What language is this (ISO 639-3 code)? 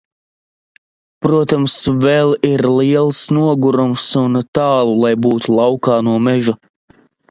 lav